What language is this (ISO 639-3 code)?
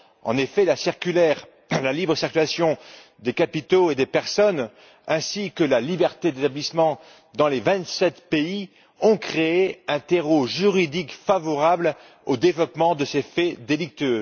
fra